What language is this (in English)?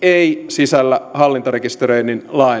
Finnish